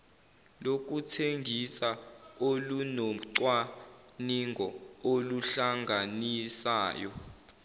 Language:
Zulu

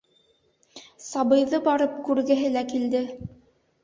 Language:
Bashkir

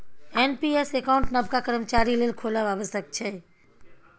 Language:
Maithili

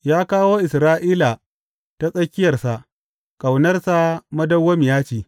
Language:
Hausa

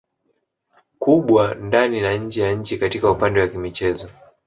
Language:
Swahili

